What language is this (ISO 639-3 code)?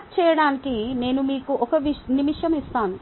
tel